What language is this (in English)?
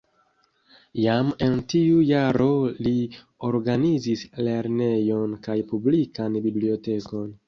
Esperanto